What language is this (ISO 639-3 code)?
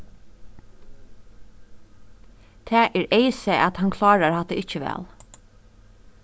fao